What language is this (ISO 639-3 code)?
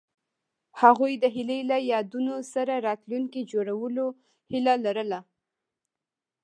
pus